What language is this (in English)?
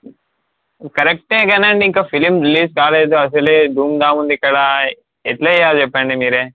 Telugu